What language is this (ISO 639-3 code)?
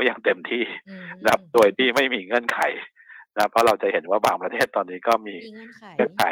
tha